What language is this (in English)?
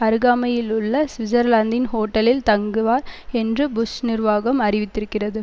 Tamil